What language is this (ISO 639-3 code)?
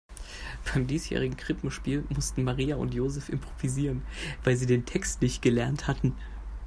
deu